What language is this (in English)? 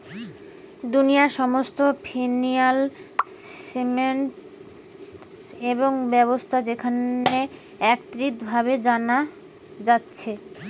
Bangla